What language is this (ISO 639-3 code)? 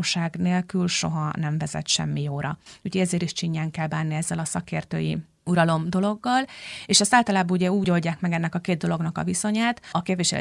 hun